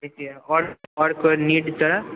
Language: Maithili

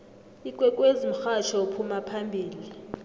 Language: South Ndebele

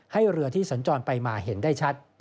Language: Thai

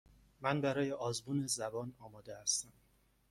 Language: Persian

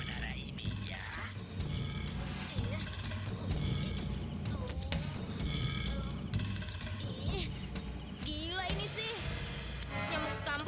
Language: Indonesian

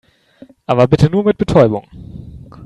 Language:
German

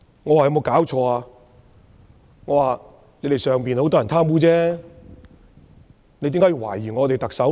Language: Cantonese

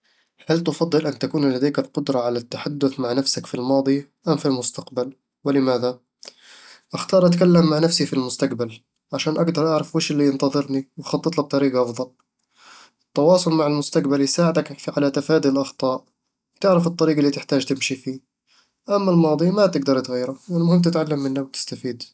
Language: Eastern Egyptian Bedawi Arabic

